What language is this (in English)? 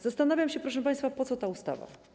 Polish